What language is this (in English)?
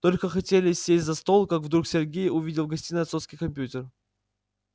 Russian